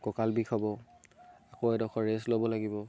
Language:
Assamese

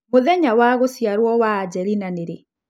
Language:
Kikuyu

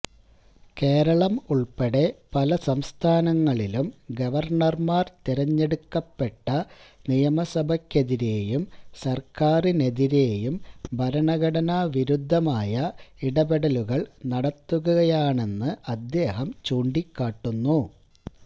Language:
Malayalam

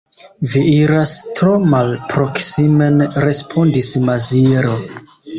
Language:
Esperanto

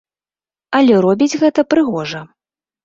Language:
Belarusian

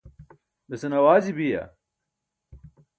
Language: Burushaski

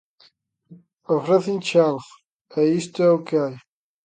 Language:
Galician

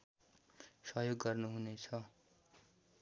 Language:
Nepali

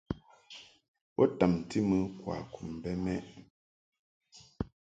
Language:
Mungaka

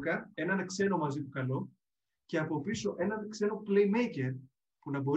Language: Greek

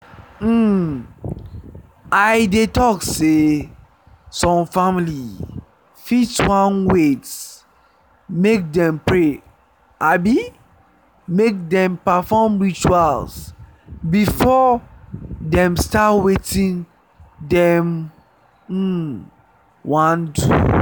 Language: Nigerian Pidgin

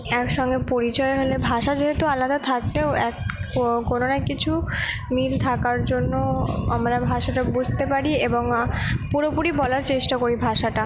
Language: Bangla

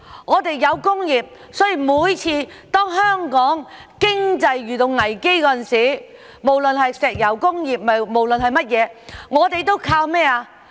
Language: Cantonese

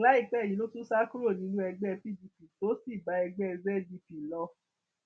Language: Yoruba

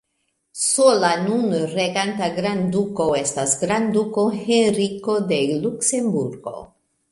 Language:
Esperanto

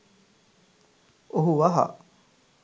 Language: Sinhala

